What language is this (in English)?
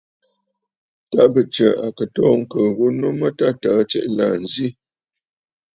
Bafut